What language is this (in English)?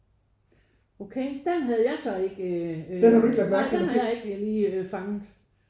Danish